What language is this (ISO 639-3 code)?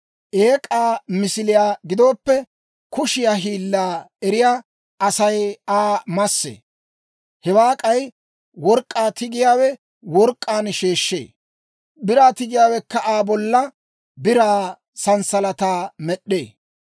dwr